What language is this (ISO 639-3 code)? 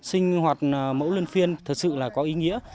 vie